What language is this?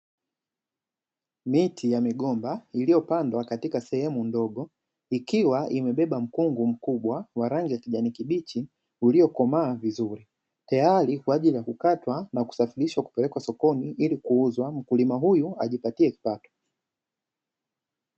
Swahili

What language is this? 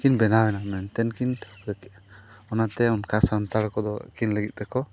Santali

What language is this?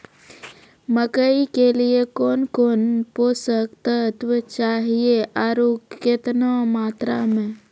Maithili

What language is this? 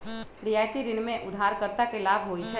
Magahi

